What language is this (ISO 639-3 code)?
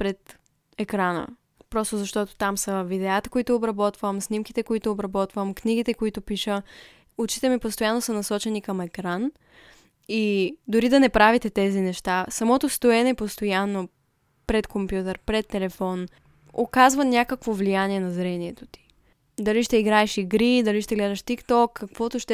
bul